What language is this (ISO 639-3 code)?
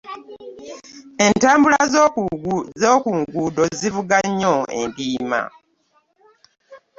lug